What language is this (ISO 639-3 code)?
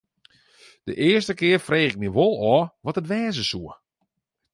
fry